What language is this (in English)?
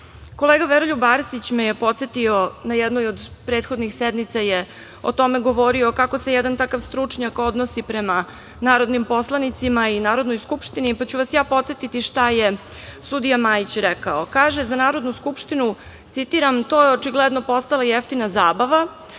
Serbian